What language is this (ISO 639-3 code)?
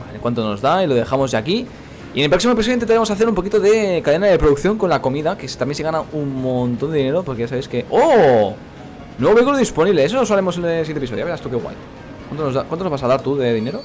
spa